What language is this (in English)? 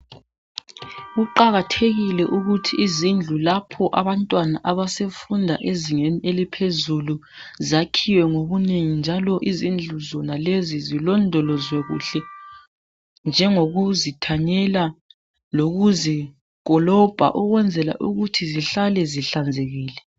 North Ndebele